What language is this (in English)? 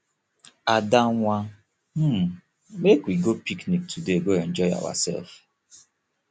Nigerian Pidgin